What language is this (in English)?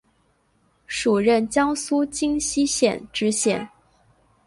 Chinese